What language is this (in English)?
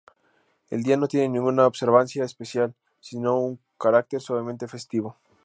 Spanish